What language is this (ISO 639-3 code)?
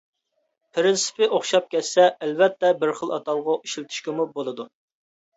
uig